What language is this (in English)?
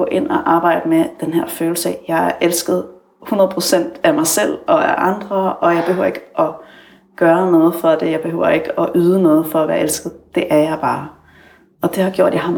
Danish